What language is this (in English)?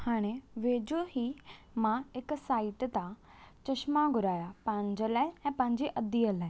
Sindhi